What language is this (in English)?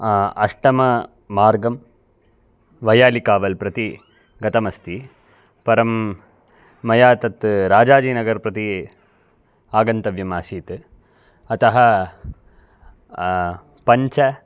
Sanskrit